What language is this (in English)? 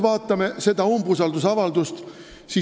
Estonian